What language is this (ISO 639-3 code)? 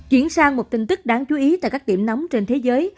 vie